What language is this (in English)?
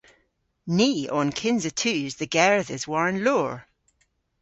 Cornish